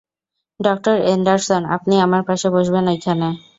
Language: Bangla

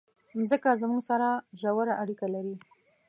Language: Pashto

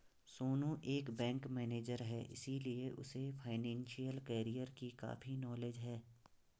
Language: Hindi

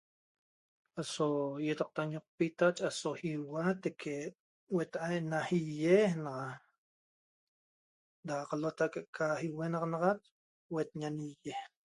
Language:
Toba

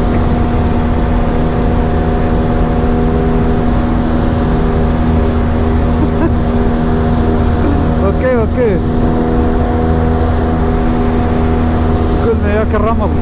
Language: Arabic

